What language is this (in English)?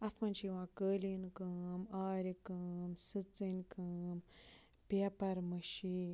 Kashmiri